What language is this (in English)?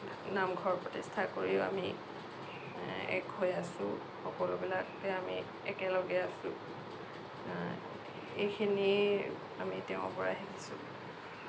Assamese